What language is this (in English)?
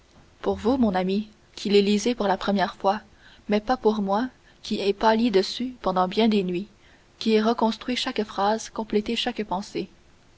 French